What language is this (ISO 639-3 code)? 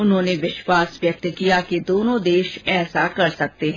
hin